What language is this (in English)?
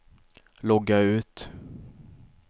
Swedish